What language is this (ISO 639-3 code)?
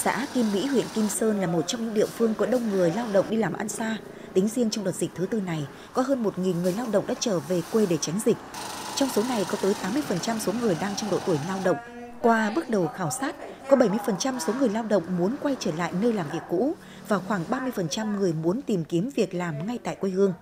vie